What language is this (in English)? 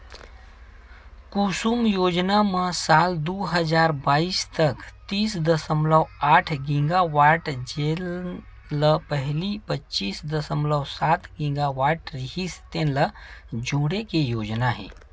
Chhattisgarhi